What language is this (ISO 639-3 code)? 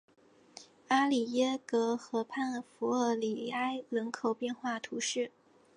zho